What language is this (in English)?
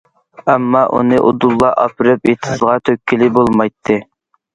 Uyghur